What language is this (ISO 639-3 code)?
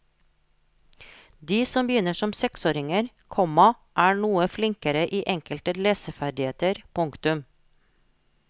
nor